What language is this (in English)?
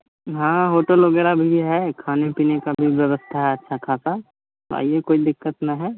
Hindi